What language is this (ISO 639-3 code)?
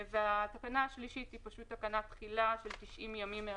heb